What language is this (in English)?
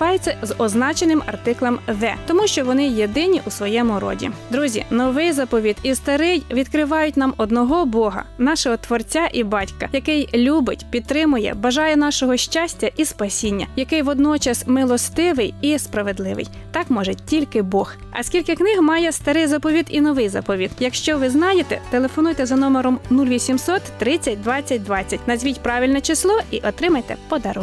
Ukrainian